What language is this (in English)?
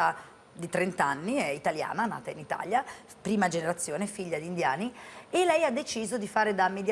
Italian